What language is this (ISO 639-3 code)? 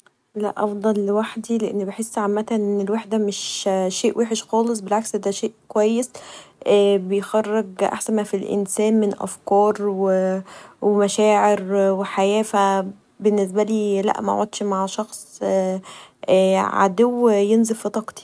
arz